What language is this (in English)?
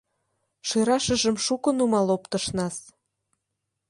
Mari